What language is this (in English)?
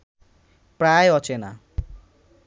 Bangla